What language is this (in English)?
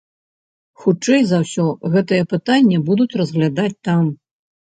Belarusian